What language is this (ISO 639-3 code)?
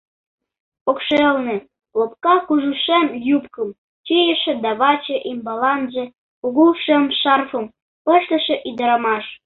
chm